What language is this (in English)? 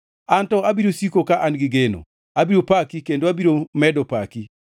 Luo (Kenya and Tanzania)